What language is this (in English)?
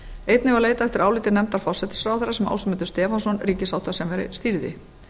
Icelandic